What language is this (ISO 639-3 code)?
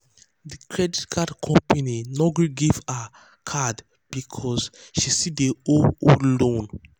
pcm